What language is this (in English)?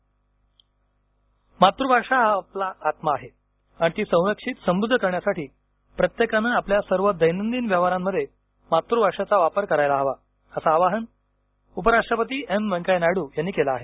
Marathi